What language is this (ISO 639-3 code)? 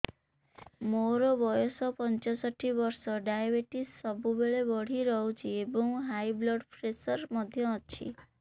ori